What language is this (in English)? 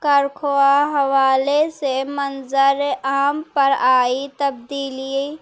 Urdu